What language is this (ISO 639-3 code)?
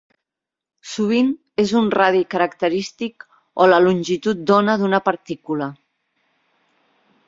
cat